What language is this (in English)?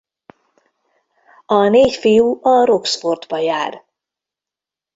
Hungarian